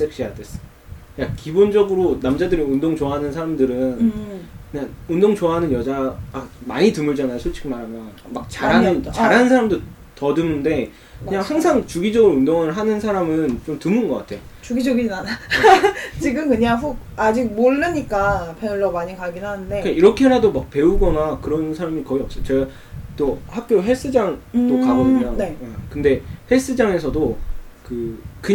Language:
Korean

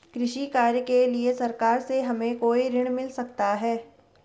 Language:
Hindi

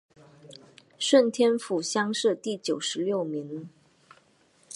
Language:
Chinese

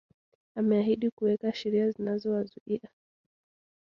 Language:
Swahili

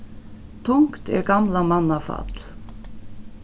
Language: Faroese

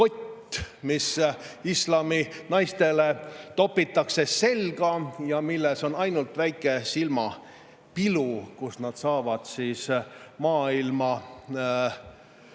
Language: Estonian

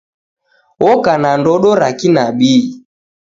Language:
Taita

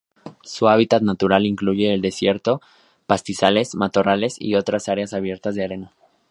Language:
Spanish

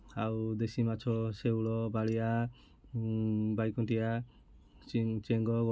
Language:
Odia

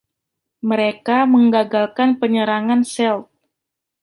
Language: Indonesian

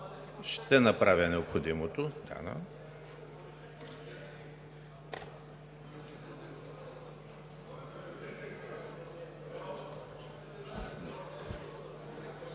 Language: Bulgarian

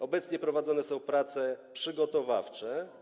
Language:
Polish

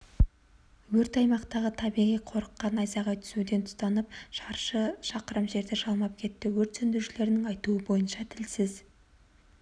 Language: Kazakh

